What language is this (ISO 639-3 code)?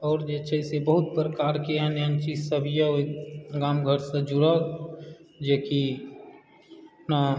mai